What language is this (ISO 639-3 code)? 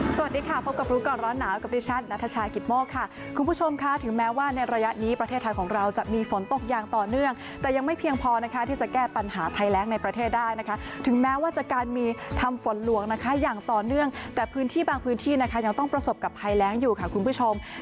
tha